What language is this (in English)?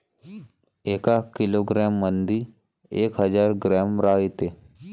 Marathi